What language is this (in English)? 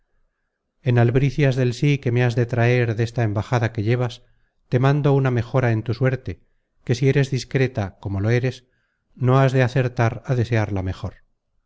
Spanish